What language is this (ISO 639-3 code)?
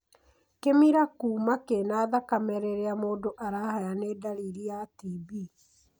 kik